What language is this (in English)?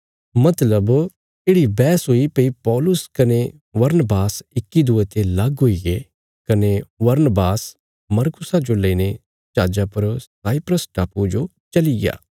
Bilaspuri